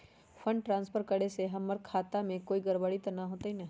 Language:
Magahi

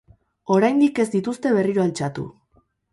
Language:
Basque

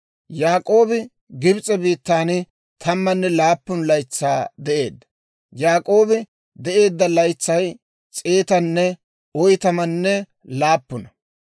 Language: Dawro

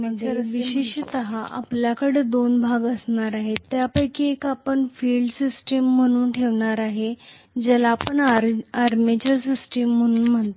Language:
Marathi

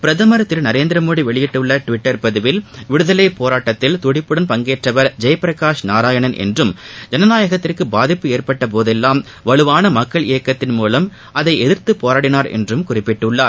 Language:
Tamil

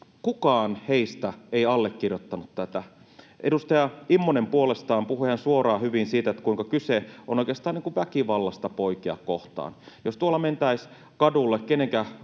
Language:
Finnish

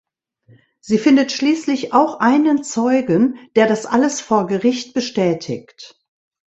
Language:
German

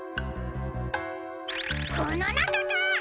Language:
Japanese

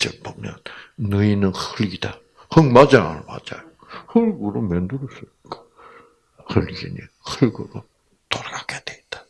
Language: Korean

